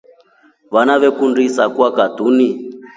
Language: Rombo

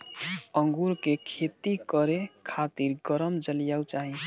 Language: Bhojpuri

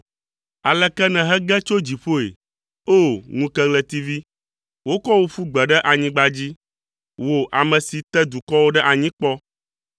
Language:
Ewe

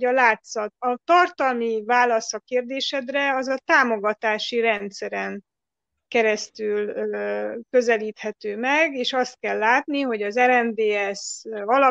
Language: Hungarian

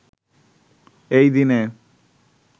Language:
Bangla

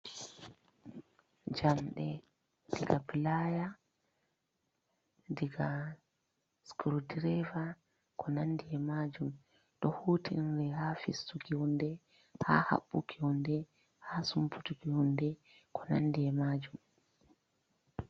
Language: Fula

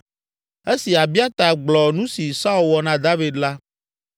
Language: Ewe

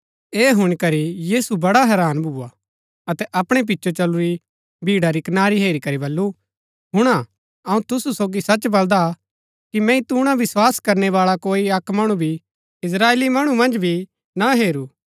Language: Gaddi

